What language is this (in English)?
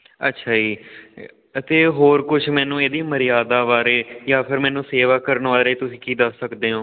Punjabi